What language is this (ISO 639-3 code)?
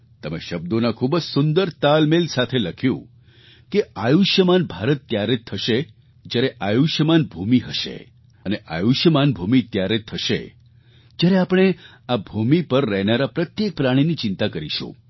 guj